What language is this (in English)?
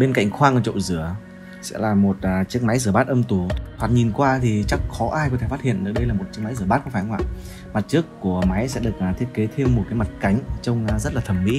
Vietnamese